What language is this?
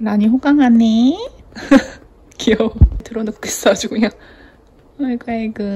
Korean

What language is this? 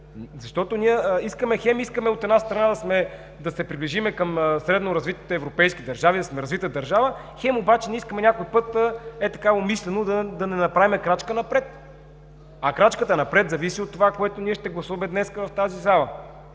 Bulgarian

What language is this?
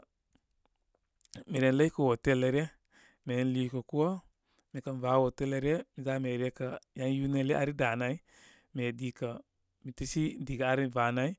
Koma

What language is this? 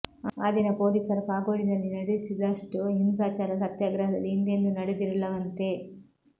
Kannada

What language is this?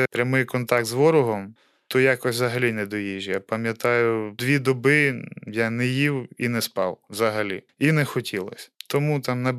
Ukrainian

